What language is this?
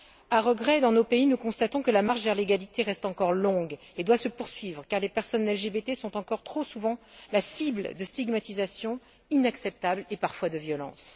French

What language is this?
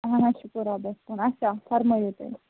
Kashmiri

